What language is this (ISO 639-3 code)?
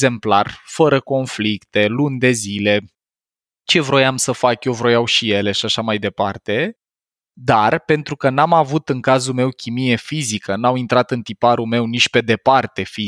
ron